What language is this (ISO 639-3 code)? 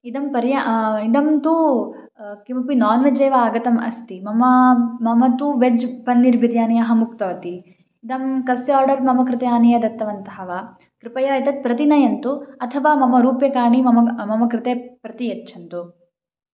san